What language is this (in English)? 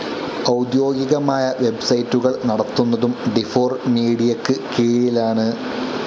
Malayalam